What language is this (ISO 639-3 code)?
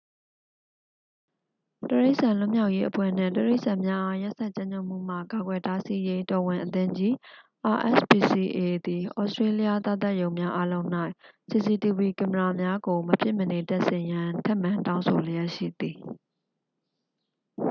mya